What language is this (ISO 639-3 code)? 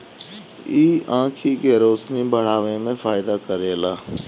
bho